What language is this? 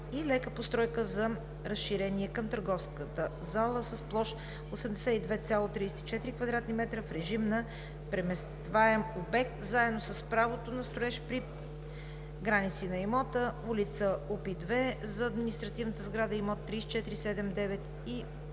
Bulgarian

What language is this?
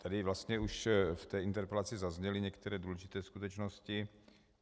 Czech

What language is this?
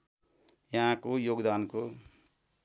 Nepali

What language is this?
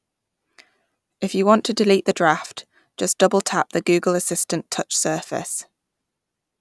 English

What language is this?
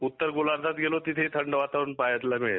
Marathi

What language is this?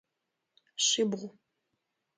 Adyghe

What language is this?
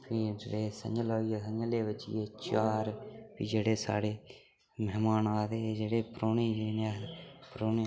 Dogri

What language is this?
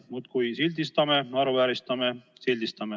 Estonian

